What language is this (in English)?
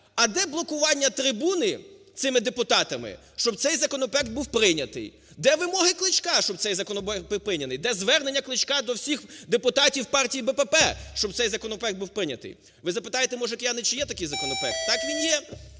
Ukrainian